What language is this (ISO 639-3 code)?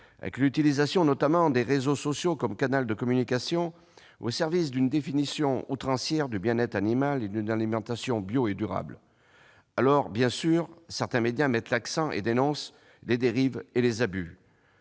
fra